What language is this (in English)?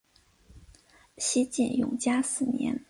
Chinese